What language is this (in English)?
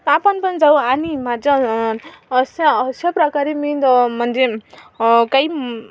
Marathi